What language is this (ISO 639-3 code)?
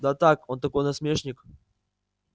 rus